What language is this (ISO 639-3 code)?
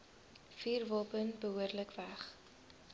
afr